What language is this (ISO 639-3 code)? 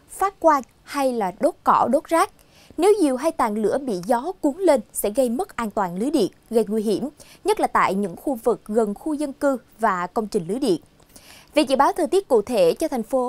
vie